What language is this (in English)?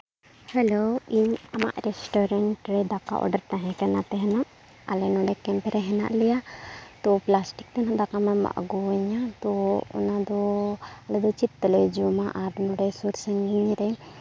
Santali